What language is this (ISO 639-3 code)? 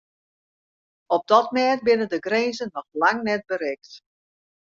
fry